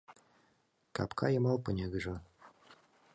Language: Mari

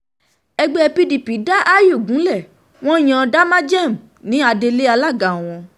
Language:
Yoruba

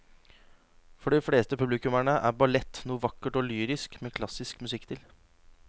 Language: Norwegian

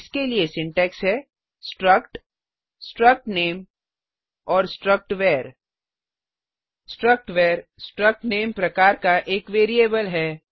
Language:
Hindi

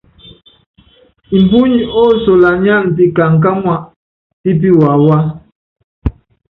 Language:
Yangben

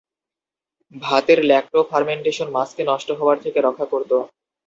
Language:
Bangla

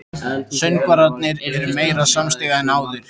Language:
Icelandic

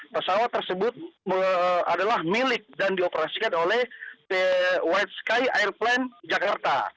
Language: Indonesian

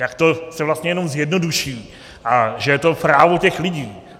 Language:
Czech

